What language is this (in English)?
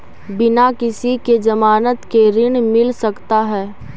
Magahi